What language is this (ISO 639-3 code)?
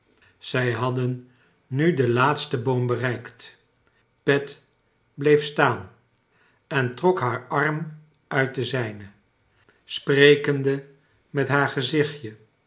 nld